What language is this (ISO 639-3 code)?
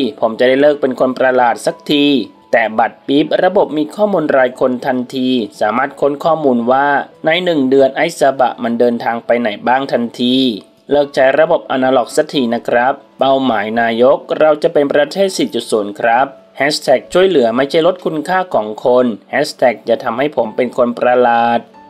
tha